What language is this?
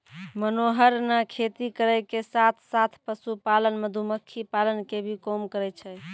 Maithili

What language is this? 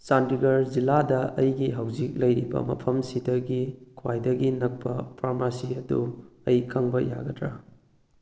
Manipuri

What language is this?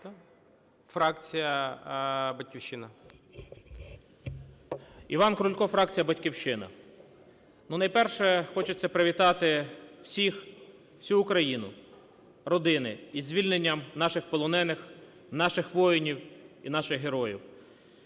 Ukrainian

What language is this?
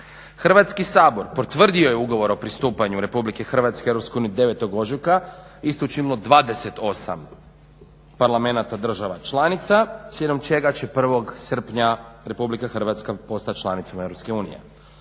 Croatian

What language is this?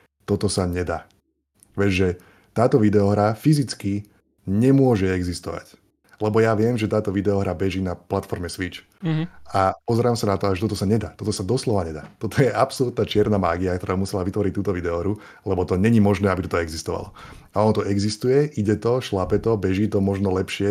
Slovak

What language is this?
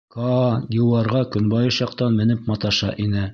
Bashkir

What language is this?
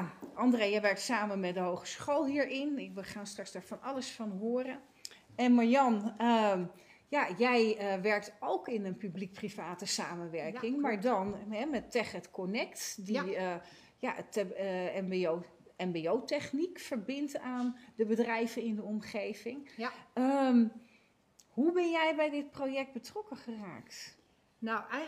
Dutch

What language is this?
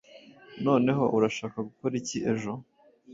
Kinyarwanda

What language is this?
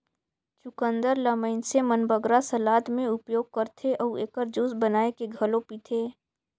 Chhattisgarhi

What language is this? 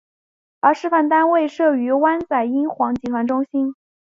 Chinese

